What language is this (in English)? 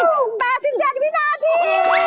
Thai